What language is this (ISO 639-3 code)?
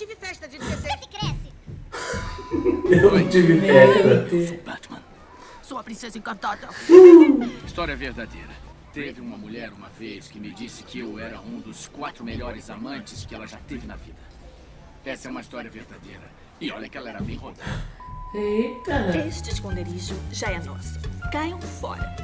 por